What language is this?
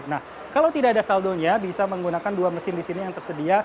Indonesian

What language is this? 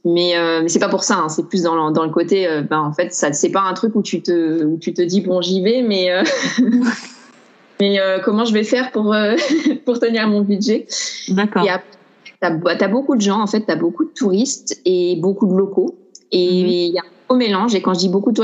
French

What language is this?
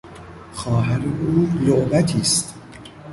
Persian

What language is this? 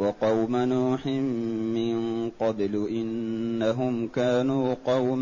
Arabic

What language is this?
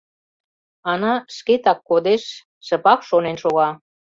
Mari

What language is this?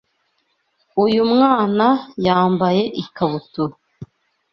Kinyarwanda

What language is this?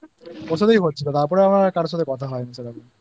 Bangla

